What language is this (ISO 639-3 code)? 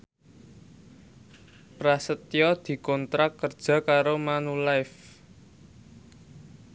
jav